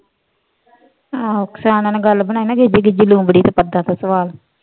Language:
Punjabi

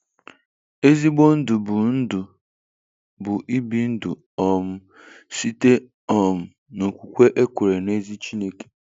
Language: Igbo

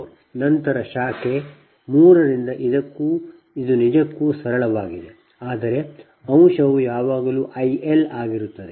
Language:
Kannada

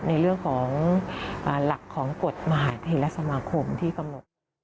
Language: Thai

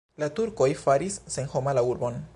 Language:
Esperanto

